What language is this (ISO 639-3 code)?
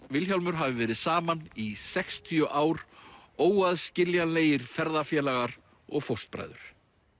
isl